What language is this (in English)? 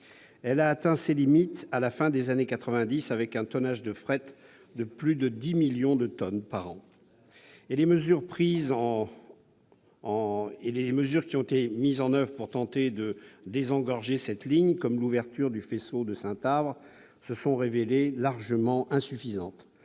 French